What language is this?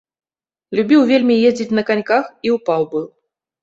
Belarusian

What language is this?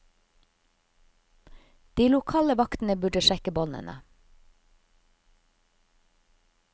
Norwegian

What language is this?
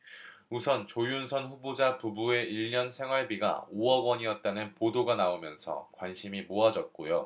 Korean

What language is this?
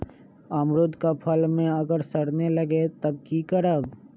Magahi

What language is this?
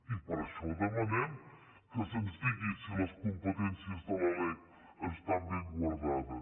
Catalan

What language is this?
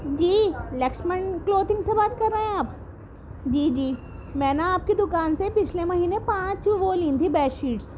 Urdu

